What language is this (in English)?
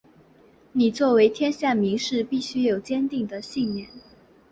Chinese